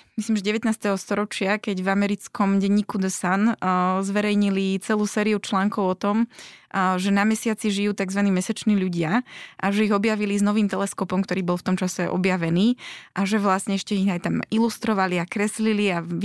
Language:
Slovak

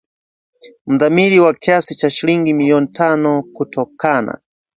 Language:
Swahili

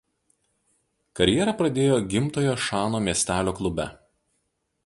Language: Lithuanian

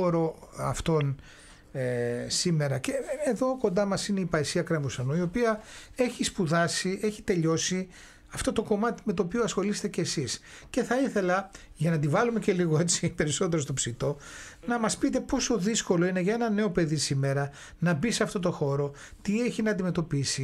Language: Greek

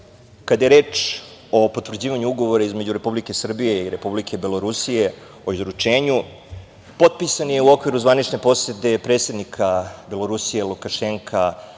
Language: Serbian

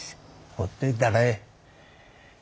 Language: Japanese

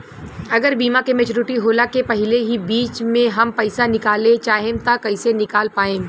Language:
Bhojpuri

